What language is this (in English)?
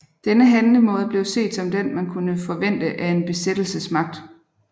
Danish